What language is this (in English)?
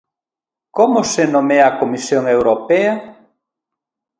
Galician